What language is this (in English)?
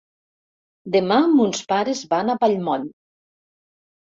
Catalan